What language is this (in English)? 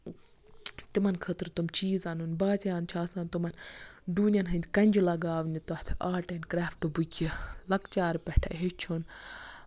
Kashmiri